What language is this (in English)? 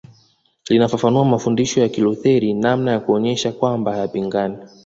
Swahili